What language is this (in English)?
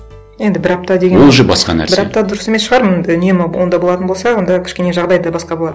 Kazakh